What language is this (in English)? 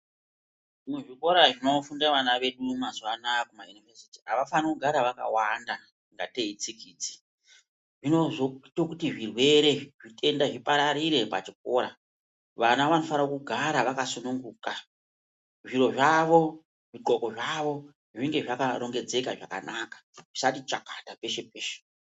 Ndau